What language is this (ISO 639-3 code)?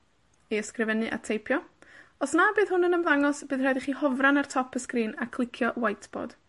cym